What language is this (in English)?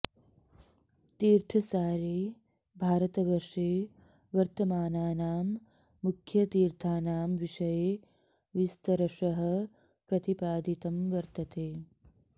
Sanskrit